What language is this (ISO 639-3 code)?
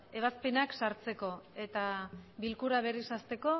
eus